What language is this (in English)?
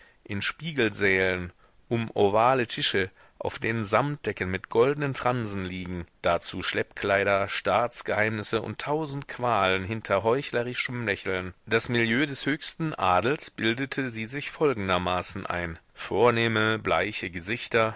German